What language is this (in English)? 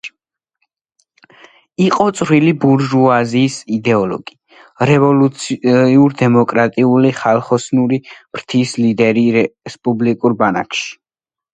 Georgian